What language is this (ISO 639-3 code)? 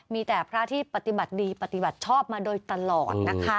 tha